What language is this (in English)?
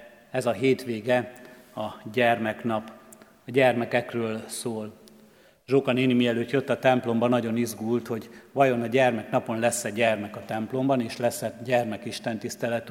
Hungarian